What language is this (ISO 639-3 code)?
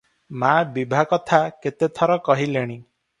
ori